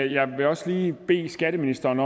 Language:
Danish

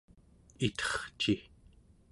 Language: Central Yupik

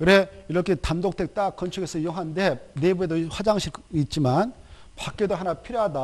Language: Korean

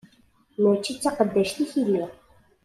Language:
Kabyle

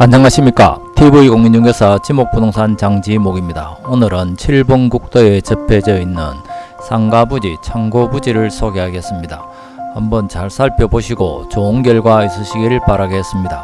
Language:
Korean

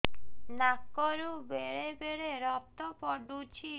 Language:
Odia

